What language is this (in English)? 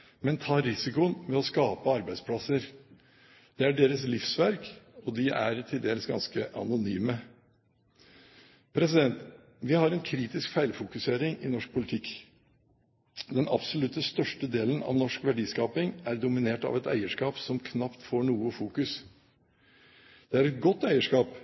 Norwegian Bokmål